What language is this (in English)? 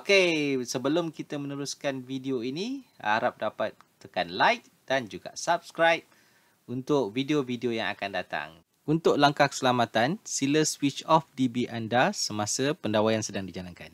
Malay